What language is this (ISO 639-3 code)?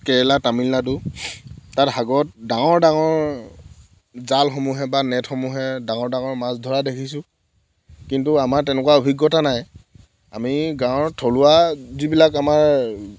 asm